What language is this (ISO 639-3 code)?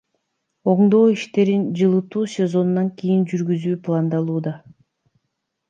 kir